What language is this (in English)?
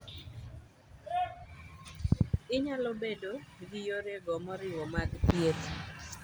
Luo (Kenya and Tanzania)